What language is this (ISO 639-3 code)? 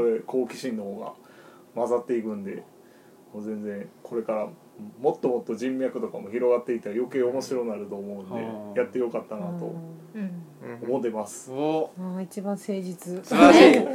jpn